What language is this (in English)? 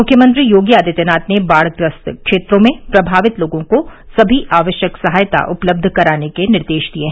Hindi